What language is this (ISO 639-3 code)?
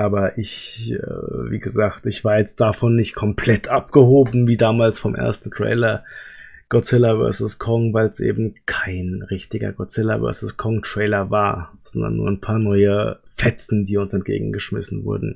deu